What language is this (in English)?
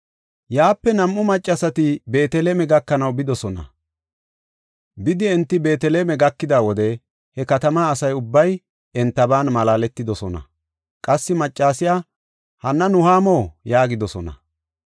Gofa